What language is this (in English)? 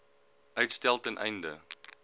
Afrikaans